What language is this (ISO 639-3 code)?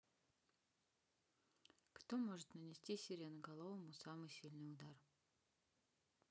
rus